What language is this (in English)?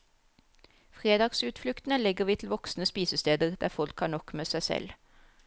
Norwegian